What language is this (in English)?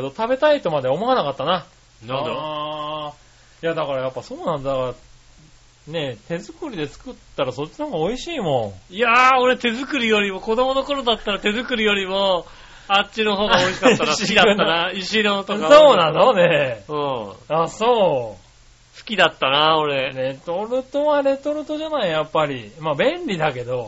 Japanese